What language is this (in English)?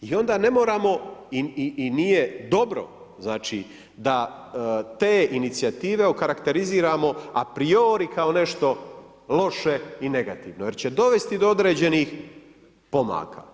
Croatian